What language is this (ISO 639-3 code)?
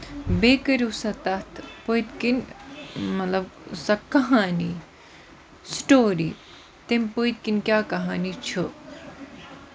kas